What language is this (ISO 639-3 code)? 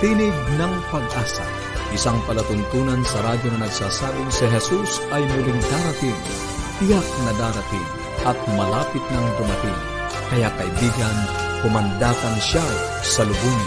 fil